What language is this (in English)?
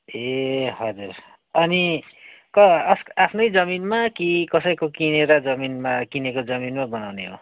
Nepali